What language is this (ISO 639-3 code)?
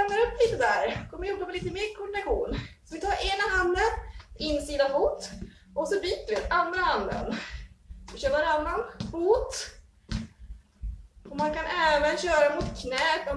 swe